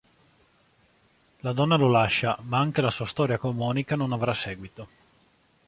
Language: Italian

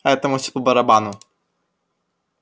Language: Russian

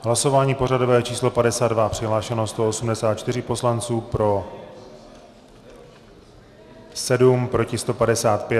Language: Czech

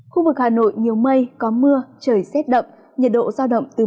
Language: Vietnamese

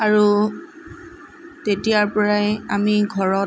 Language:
Assamese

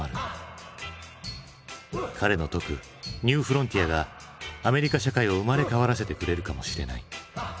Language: Japanese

